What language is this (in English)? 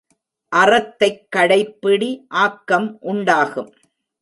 Tamil